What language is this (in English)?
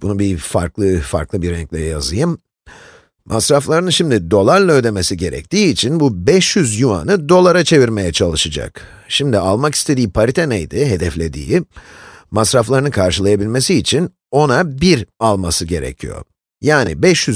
Turkish